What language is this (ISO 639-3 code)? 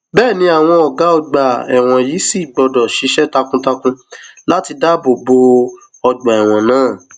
yor